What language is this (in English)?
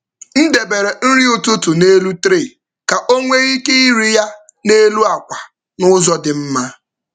Igbo